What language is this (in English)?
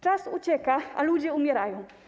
Polish